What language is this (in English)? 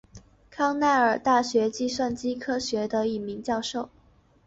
Chinese